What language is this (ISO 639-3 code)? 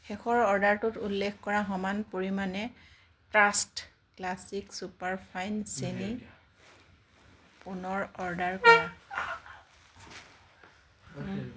asm